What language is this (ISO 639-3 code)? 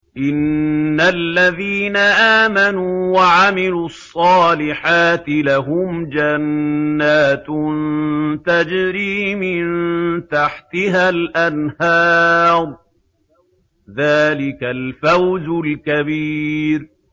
ara